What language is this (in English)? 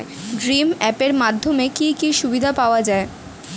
Bangla